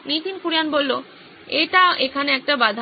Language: Bangla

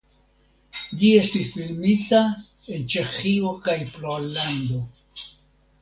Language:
Esperanto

